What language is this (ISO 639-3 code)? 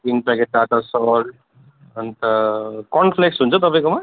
nep